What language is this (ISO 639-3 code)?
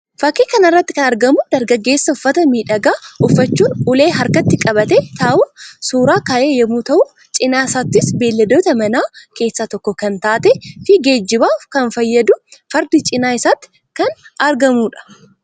orm